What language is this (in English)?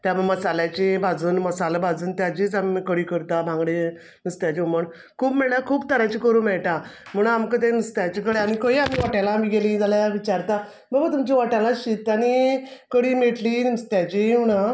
Konkani